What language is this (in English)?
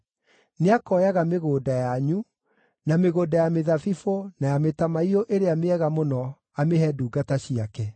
Kikuyu